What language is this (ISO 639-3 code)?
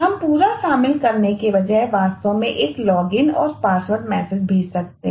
hin